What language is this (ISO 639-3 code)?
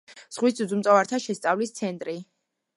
kat